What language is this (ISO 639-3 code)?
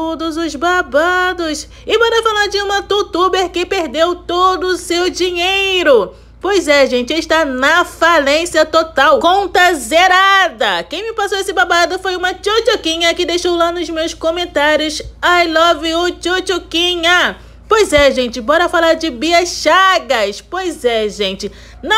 por